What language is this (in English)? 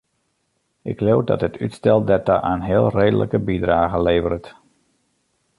Western Frisian